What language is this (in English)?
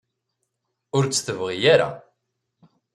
Kabyle